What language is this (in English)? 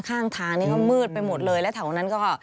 Thai